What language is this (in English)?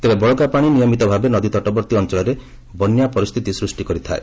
Odia